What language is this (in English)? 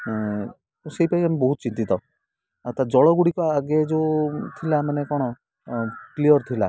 Odia